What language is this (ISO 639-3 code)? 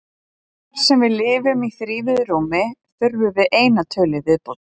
isl